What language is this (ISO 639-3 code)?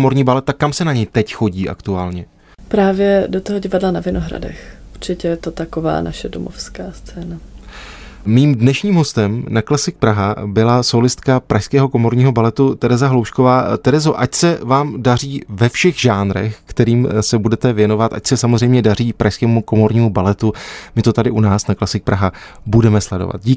ces